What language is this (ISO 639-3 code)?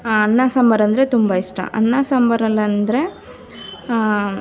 kan